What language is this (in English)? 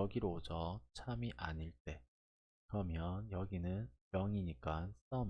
Korean